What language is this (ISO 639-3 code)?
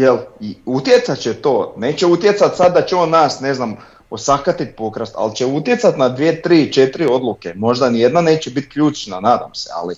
hrv